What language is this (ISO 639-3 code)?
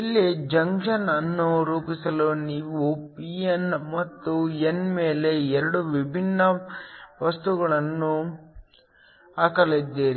kan